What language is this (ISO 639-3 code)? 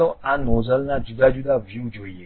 guj